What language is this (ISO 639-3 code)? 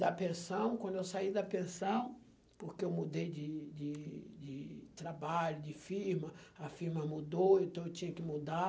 por